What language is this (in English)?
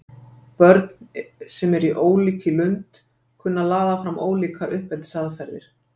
Icelandic